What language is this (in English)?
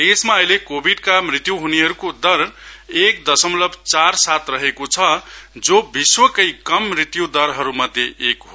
Nepali